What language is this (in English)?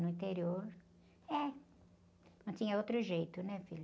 Portuguese